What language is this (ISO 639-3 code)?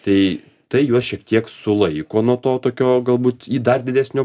lit